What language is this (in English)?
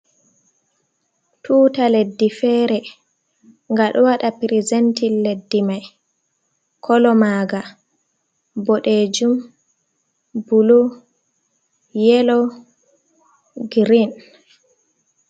Fula